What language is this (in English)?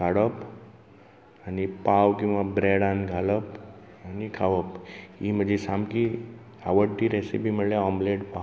Konkani